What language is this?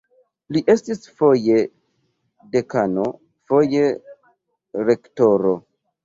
Esperanto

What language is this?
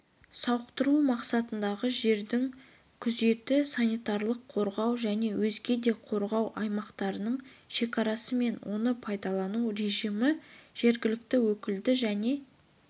Kazakh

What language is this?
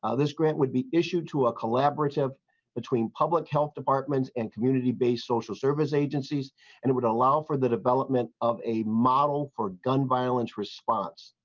English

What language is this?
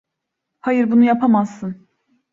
Turkish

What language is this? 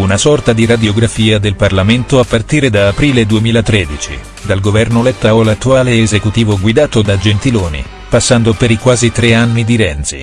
Italian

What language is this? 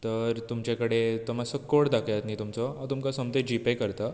Konkani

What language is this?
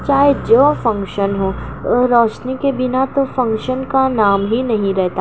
Urdu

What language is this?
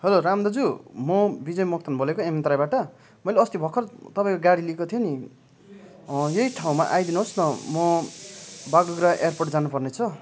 Nepali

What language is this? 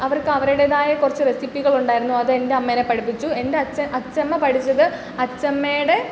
Malayalam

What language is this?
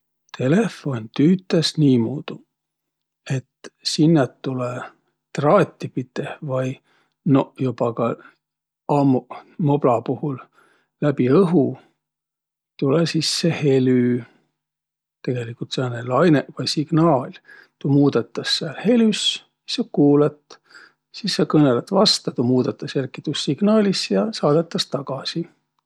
Võro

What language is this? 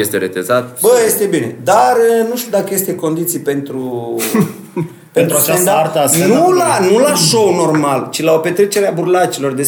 Romanian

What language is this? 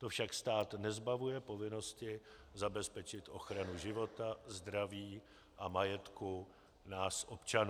Czech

